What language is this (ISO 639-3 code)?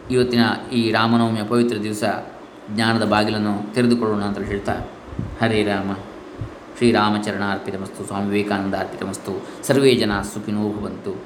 kan